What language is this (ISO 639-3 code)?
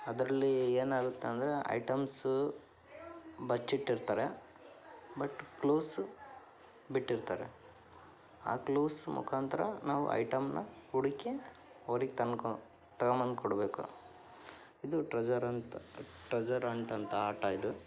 kan